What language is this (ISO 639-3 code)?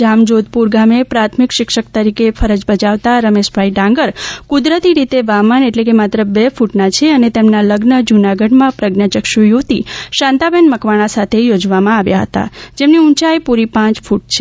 guj